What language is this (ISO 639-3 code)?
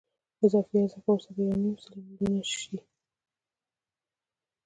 pus